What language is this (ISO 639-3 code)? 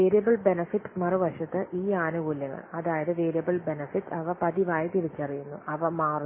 mal